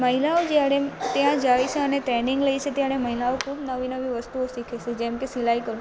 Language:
Gujarati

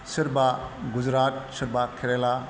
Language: Bodo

